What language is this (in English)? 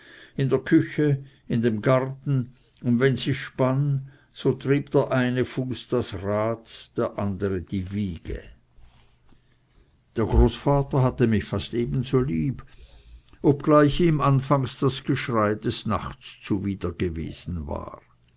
German